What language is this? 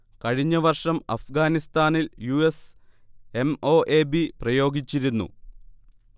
Malayalam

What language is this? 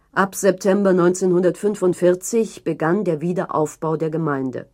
German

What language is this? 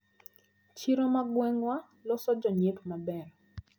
Luo (Kenya and Tanzania)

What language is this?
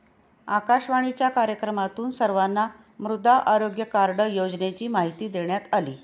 Marathi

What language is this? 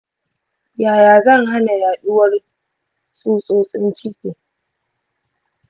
Hausa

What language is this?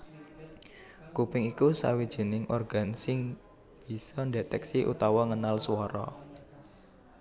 Javanese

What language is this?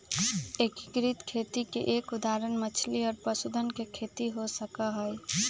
Magahi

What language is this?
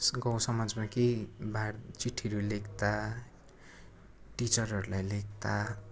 Nepali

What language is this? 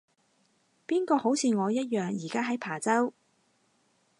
Cantonese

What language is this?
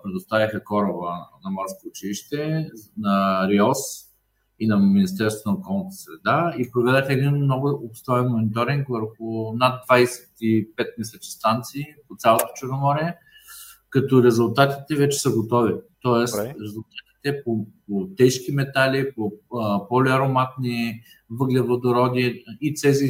Bulgarian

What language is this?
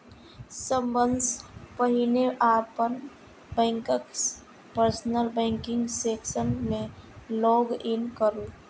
Maithili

